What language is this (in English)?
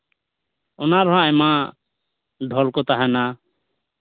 Santali